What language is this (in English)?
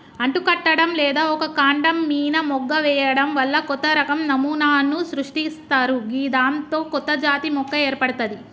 Telugu